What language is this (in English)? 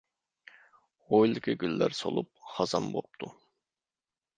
Uyghur